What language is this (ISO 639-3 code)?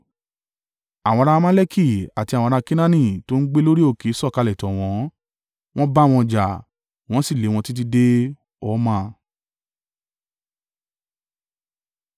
yor